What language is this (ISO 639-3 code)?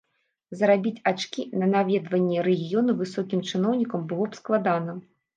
bel